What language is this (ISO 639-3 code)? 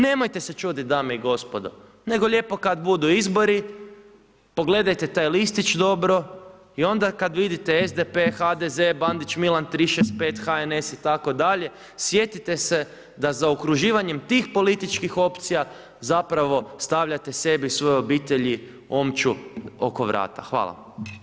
hrv